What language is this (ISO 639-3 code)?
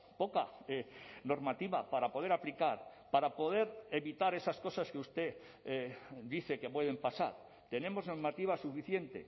spa